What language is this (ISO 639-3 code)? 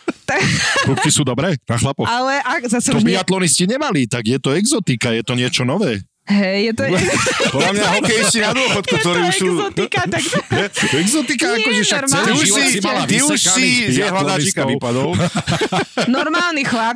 slk